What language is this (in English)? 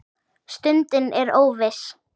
Icelandic